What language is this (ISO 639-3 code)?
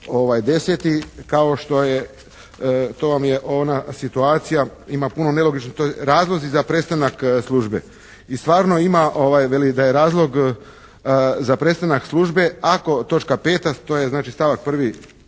hrv